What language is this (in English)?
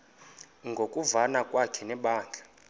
Xhosa